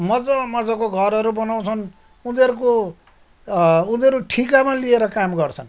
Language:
Nepali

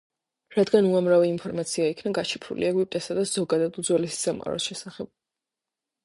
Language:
Georgian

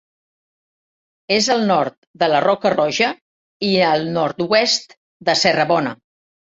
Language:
Catalan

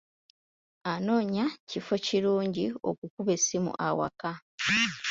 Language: Ganda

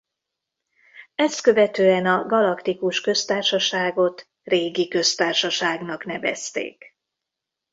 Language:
Hungarian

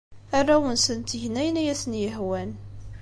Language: Kabyle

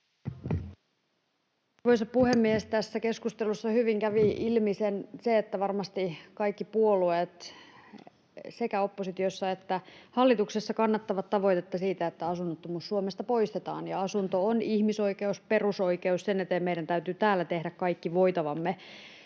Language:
Finnish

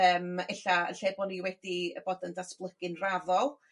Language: Welsh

